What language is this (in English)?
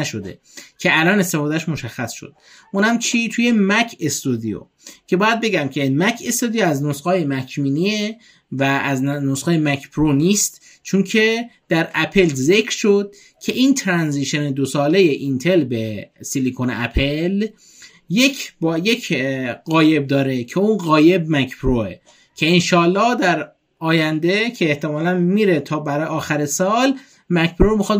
Persian